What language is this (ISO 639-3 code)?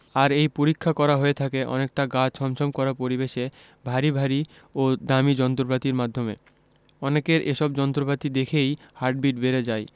ben